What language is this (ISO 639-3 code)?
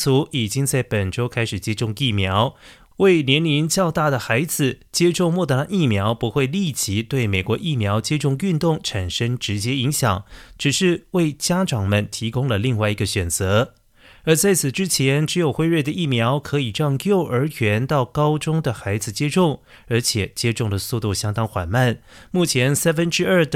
zho